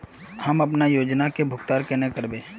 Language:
Magahi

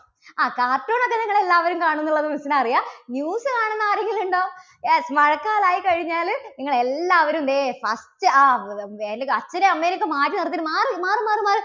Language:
Malayalam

